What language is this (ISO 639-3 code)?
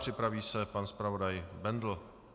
ces